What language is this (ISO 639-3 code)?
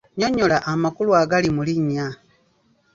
lug